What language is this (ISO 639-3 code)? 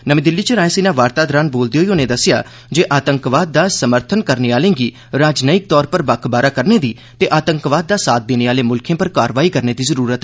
doi